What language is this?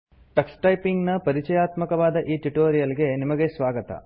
Kannada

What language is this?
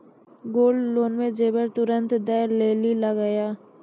Maithili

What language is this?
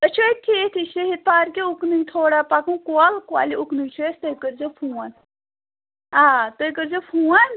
Kashmiri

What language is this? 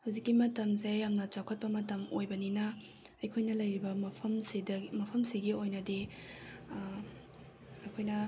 Manipuri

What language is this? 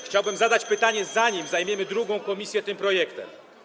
Polish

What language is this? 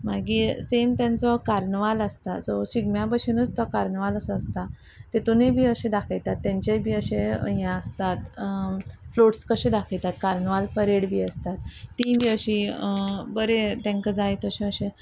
Konkani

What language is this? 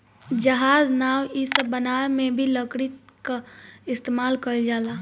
Bhojpuri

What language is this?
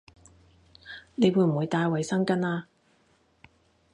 Cantonese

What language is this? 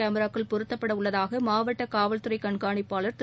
Tamil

